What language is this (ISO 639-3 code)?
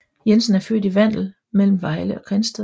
dan